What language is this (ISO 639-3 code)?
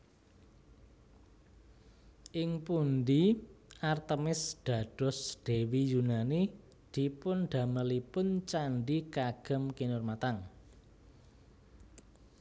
jav